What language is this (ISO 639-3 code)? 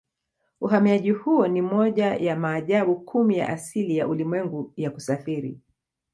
swa